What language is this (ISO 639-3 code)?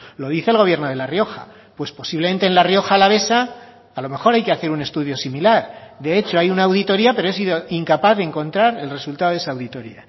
spa